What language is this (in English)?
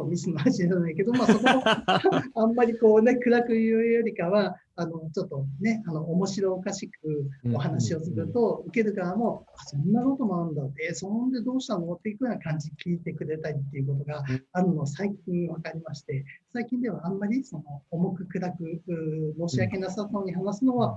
Japanese